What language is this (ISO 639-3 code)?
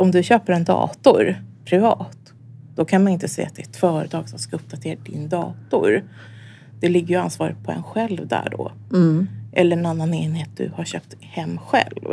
swe